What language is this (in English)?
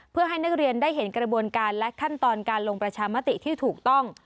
Thai